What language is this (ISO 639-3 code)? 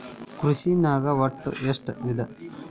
kan